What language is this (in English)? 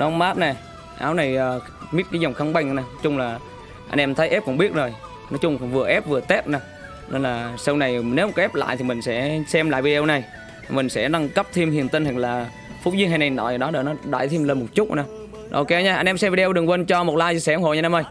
Vietnamese